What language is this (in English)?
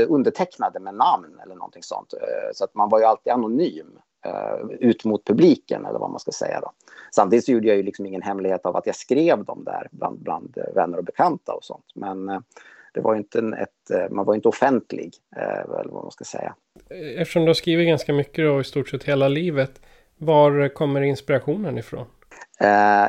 Swedish